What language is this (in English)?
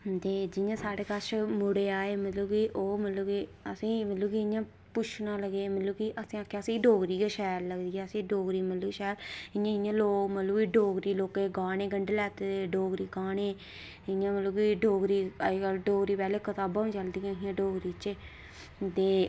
Dogri